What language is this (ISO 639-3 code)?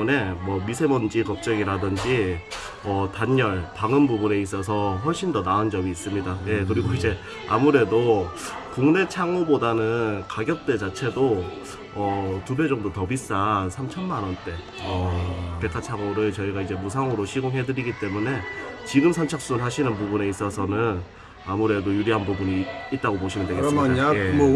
kor